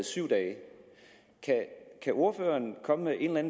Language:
Danish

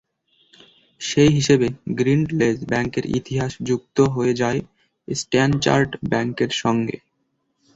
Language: Bangla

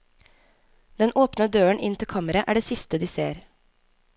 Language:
Norwegian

